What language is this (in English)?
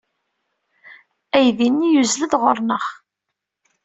Kabyle